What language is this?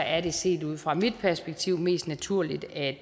Danish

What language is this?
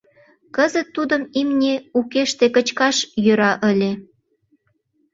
Mari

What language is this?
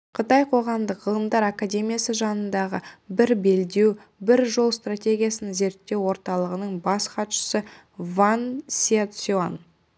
Kazakh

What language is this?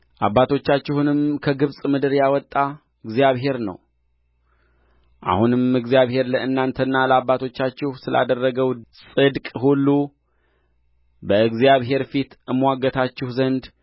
Amharic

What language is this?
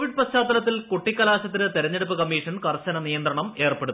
Malayalam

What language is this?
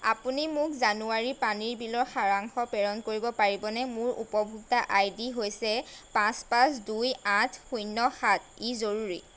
Assamese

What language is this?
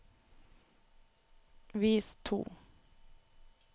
Norwegian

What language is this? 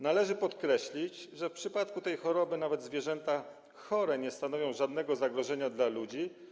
Polish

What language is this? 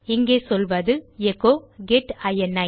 Tamil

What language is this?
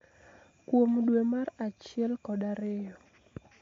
Luo (Kenya and Tanzania)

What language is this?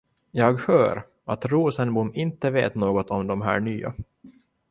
Swedish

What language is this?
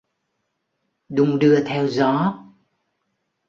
Vietnamese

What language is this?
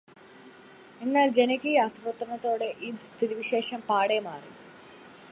Malayalam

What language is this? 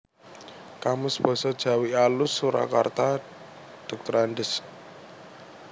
Javanese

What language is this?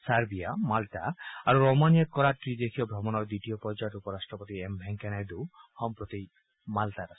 Assamese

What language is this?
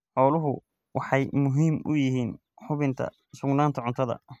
Somali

